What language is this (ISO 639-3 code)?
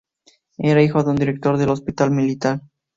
spa